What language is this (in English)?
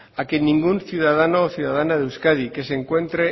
Spanish